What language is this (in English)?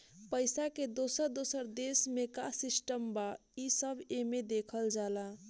Bhojpuri